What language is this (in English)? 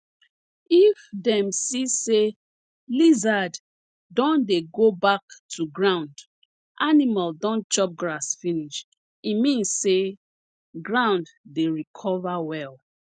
Nigerian Pidgin